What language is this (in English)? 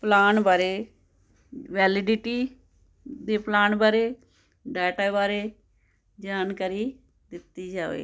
Punjabi